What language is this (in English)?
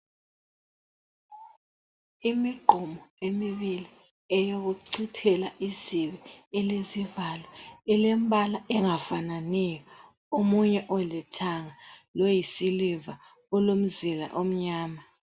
North Ndebele